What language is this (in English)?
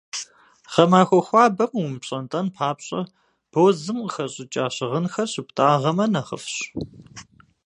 Kabardian